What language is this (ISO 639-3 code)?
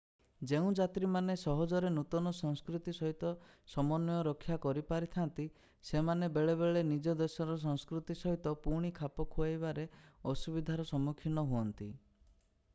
ori